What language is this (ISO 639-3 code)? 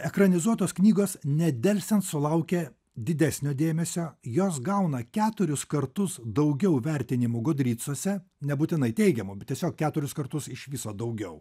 lit